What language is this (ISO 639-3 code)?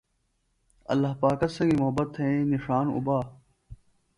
phl